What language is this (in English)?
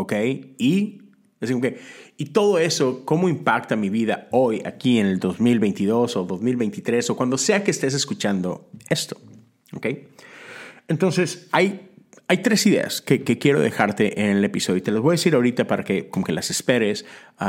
Spanish